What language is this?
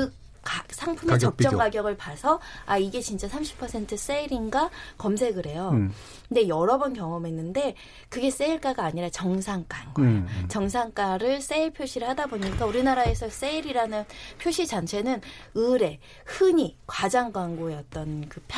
Korean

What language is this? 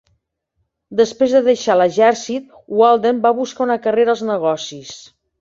Catalan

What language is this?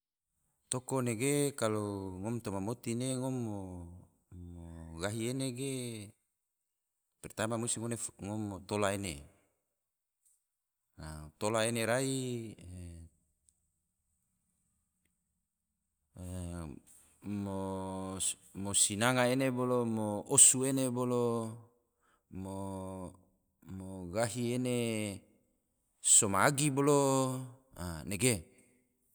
Tidore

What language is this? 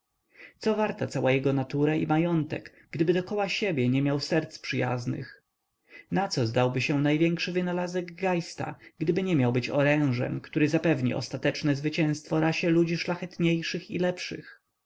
Polish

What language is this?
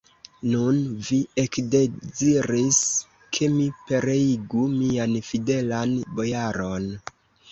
Esperanto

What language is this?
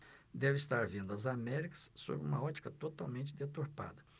Portuguese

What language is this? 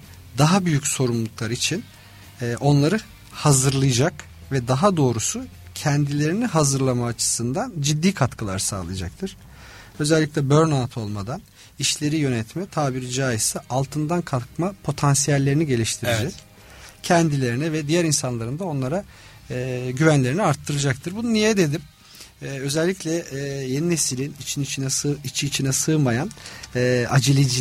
Turkish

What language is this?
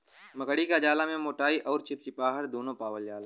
Bhojpuri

